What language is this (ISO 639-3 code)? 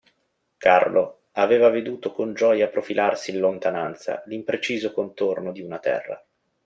ita